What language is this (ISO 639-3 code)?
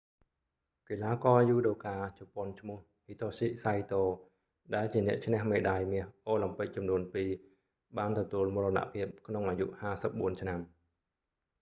khm